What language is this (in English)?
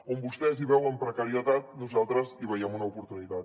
Catalan